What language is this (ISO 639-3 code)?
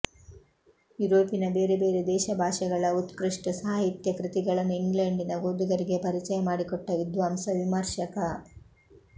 kan